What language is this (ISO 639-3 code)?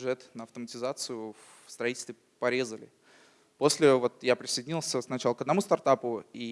rus